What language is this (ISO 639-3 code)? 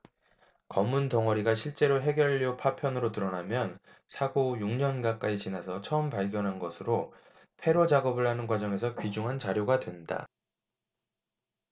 kor